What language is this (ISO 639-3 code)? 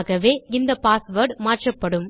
tam